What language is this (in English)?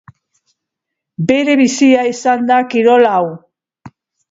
Basque